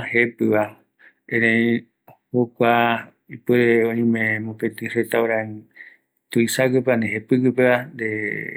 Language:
Eastern Bolivian Guaraní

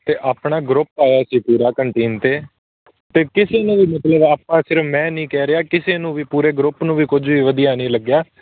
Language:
Punjabi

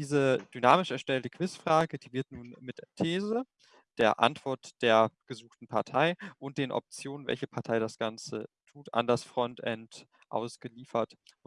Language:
German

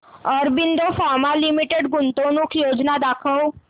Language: Marathi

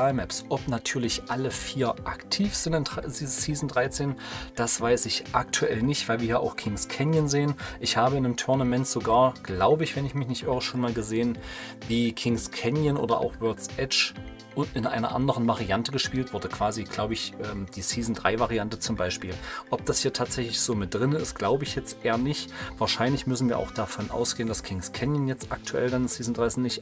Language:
German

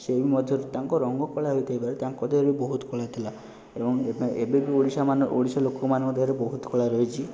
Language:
Odia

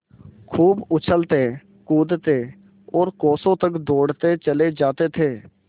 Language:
Hindi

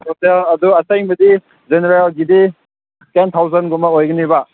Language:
Manipuri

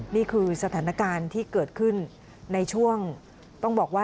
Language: Thai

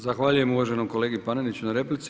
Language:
Croatian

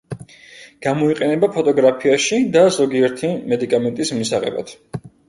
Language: Georgian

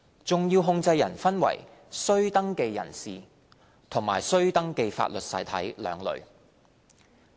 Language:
Cantonese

